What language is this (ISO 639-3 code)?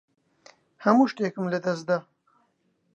ckb